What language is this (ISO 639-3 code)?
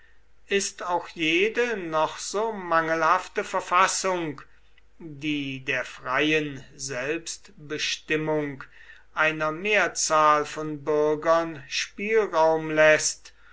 deu